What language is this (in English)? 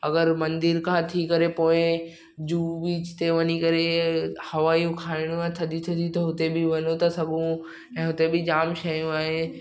Sindhi